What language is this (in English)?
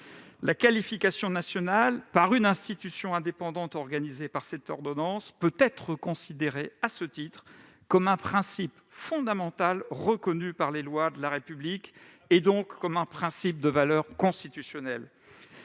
French